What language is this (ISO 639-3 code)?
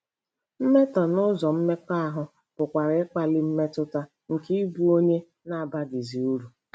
ibo